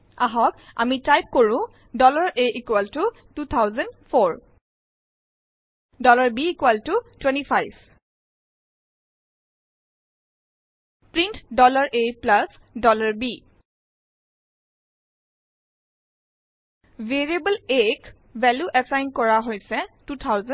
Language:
Assamese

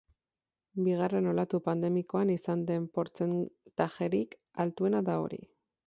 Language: Basque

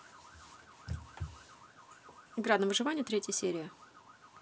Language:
Russian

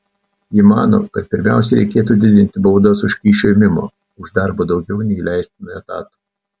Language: Lithuanian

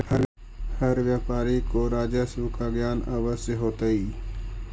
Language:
Magahi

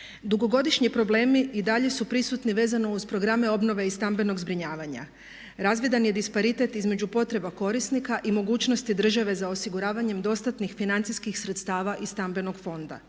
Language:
Croatian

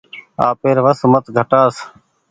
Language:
Goaria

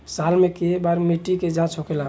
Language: Bhojpuri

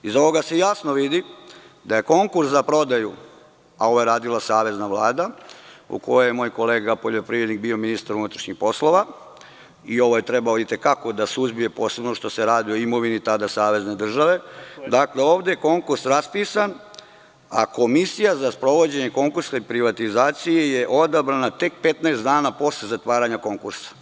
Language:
Serbian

